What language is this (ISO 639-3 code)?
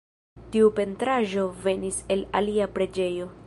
epo